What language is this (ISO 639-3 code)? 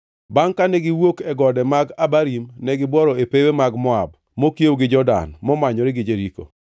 luo